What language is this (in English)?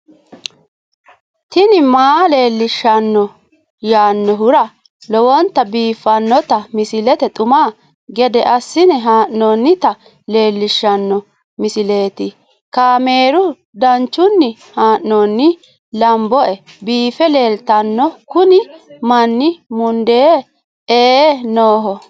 Sidamo